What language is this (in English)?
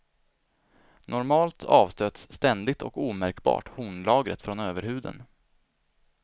Swedish